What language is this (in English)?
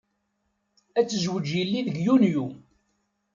Kabyle